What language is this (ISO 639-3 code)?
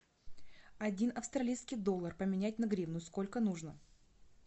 rus